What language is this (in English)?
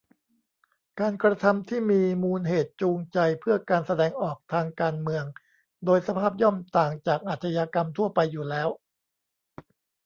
Thai